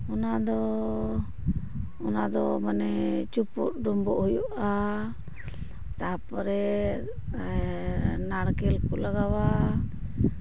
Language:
Santali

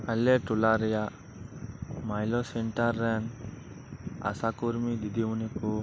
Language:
Santali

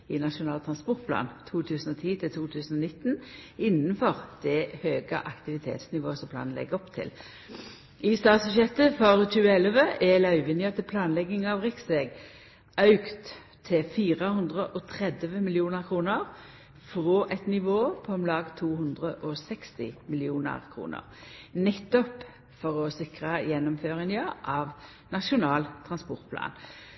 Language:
Norwegian Nynorsk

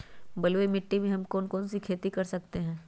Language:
Magahi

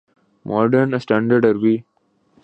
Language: Urdu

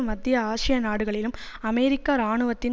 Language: Tamil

